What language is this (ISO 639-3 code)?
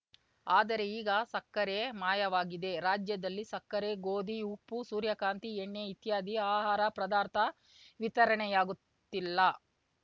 kan